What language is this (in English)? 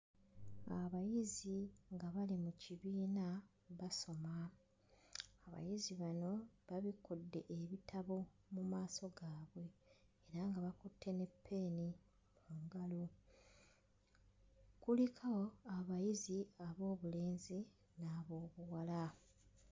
Ganda